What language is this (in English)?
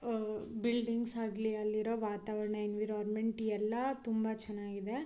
Kannada